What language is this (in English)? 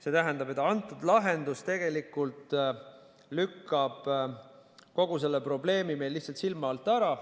Estonian